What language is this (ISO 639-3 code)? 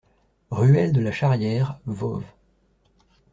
fra